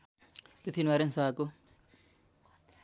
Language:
Nepali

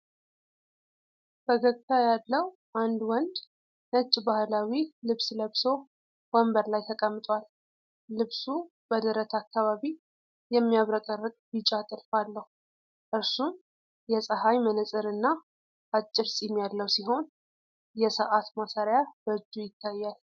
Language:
Amharic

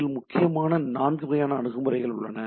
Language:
Tamil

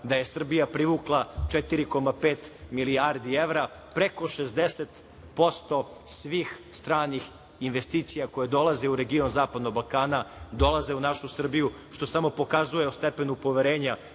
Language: Serbian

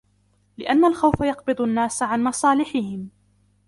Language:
Arabic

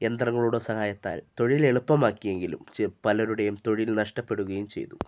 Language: Malayalam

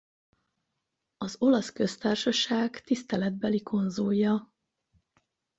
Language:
Hungarian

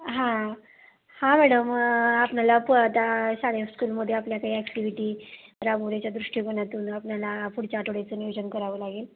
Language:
Marathi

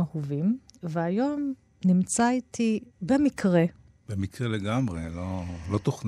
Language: Hebrew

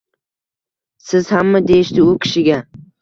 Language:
Uzbek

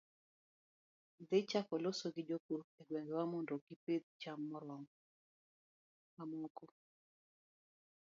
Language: Luo (Kenya and Tanzania)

